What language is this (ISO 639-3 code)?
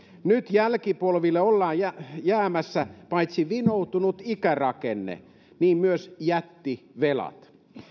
fin